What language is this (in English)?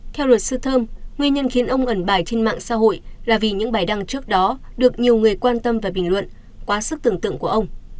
Vietnamese